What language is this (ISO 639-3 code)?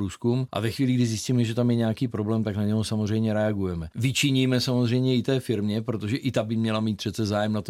ces